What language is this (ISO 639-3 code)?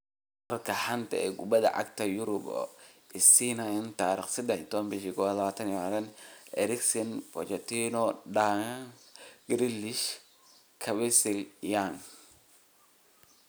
som